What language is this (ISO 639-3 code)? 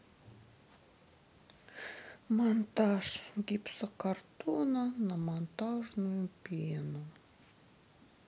rus